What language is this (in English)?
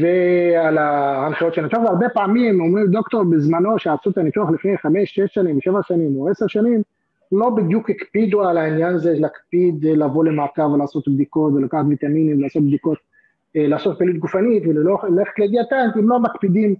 Hebrew